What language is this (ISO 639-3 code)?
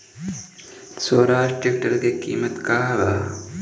bho